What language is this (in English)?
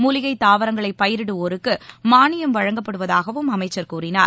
Tamil